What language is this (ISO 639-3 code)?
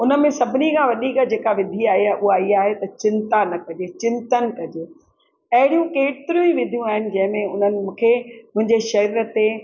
snd